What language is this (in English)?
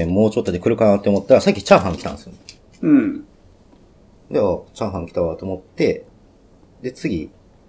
Japanese